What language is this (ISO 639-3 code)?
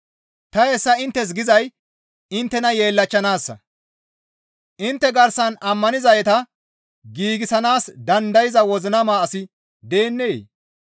gmv